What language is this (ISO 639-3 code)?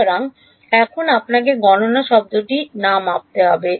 ben